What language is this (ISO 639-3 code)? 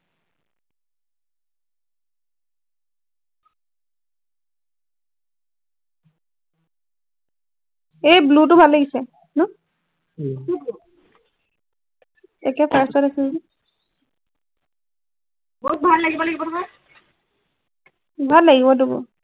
asm